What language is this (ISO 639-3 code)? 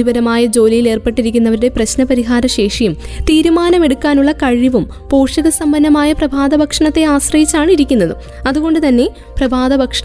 mal